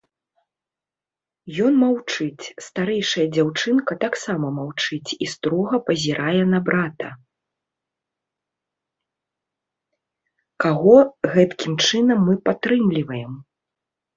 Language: Belarusian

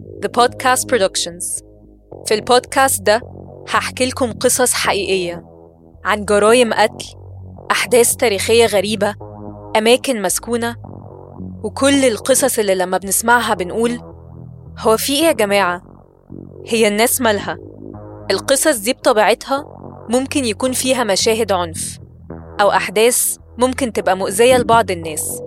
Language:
Arabic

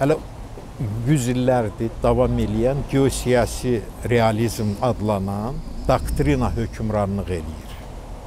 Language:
Turkish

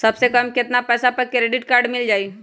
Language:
Magahi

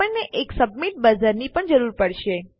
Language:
Gujarati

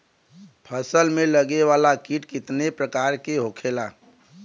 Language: Bhojpuri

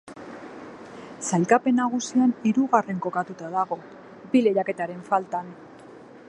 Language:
Basque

